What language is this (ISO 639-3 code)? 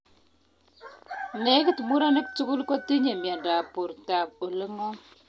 kln